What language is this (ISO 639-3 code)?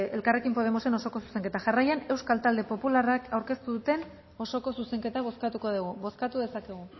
eus